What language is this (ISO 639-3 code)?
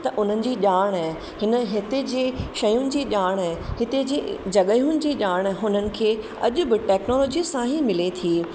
snd